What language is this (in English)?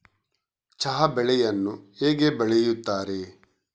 Kannada